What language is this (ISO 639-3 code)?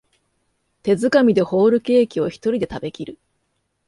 jpn